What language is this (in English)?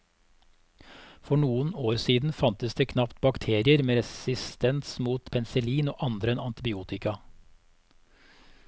Norwegian